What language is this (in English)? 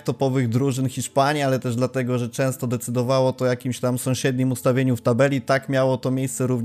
Polish